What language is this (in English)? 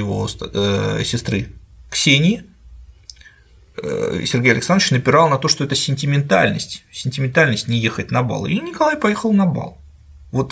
Russian